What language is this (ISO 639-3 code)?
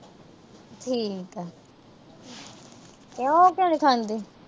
pan